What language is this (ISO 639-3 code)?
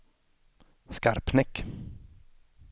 swe